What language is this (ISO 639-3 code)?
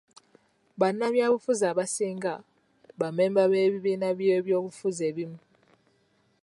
lug